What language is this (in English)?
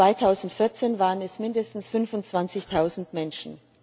German